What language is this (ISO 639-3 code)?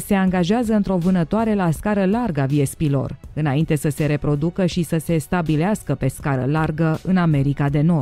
ron